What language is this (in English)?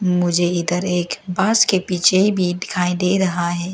Hindi